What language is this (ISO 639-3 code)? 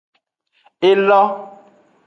ajg